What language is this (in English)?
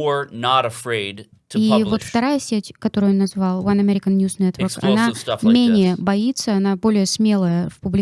English